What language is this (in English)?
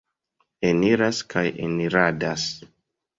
Esperanto